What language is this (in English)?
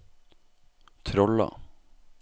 Norwegian